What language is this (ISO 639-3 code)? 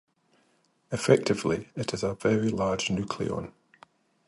eng